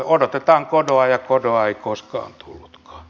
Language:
Finnish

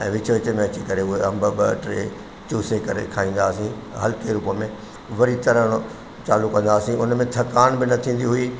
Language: Sindhi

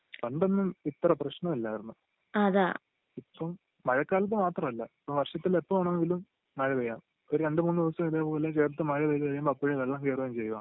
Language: Malayalam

